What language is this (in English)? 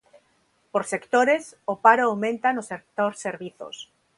Galician